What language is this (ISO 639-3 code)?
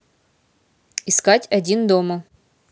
rus